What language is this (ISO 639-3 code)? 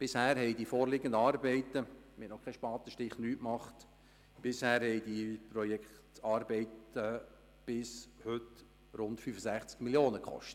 gsw